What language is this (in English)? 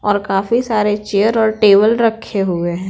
Hindi